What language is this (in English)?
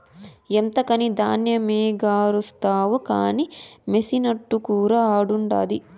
Telugu